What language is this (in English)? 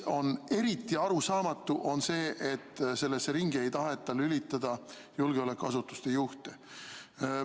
Estonian